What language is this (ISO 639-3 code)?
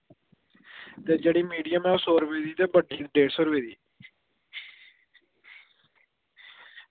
doi